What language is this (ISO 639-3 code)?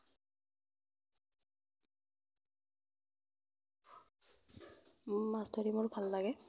asm